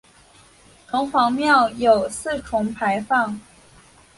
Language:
Chinese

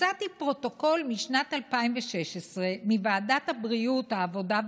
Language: Hebrew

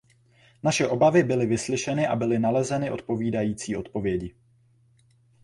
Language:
Czech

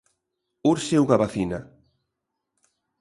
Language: Galician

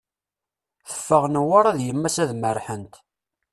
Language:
Kabyle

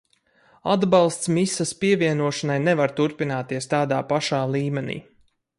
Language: Latvian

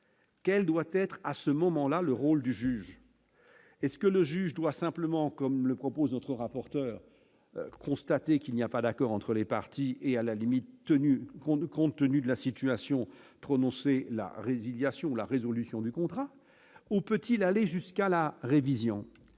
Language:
French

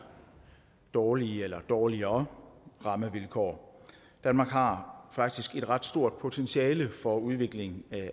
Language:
Danish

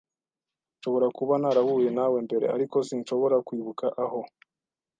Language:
Kinyarwanda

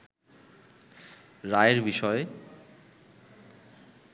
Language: Bangla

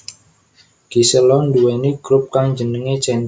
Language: Javanese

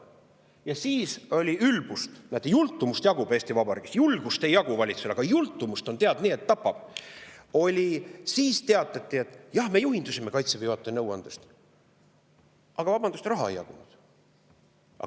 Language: Estonian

